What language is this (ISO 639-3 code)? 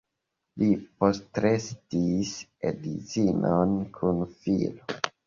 epo